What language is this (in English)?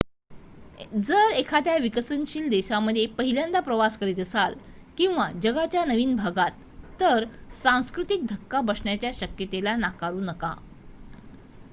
Marathi